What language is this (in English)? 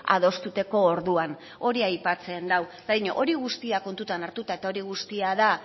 Basque